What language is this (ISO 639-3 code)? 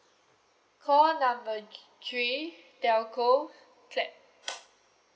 eng